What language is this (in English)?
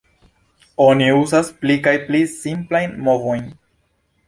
Esperanto